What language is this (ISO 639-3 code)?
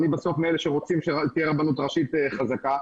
heb